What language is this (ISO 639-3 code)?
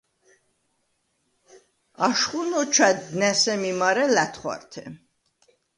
sva